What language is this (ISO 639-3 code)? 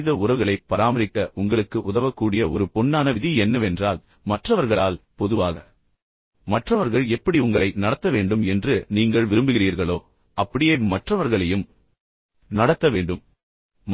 tam